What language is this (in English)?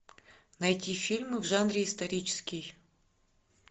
Russian